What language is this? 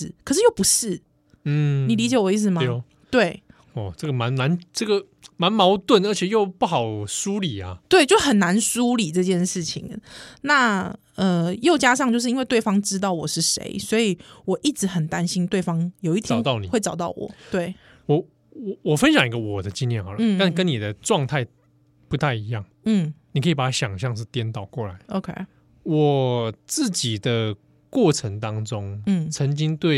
Chinese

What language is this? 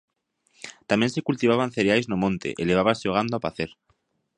Galician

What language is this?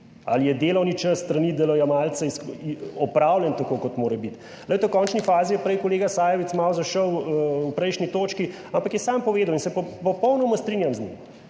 Slovenian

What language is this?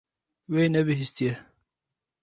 Kurdish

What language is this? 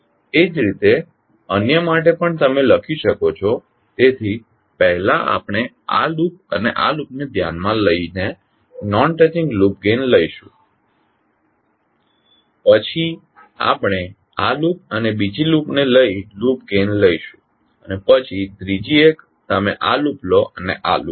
Gujarati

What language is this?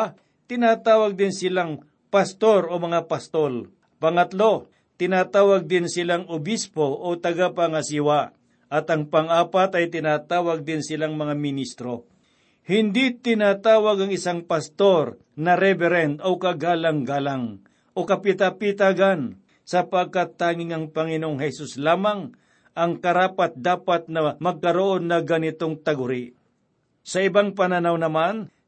Filipino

